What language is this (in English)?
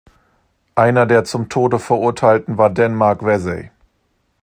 German